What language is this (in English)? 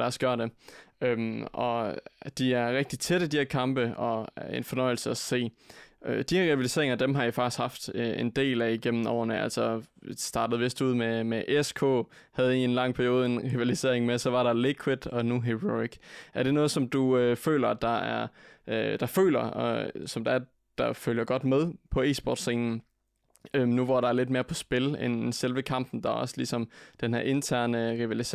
Danish